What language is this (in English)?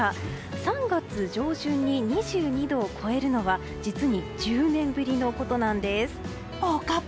Japanese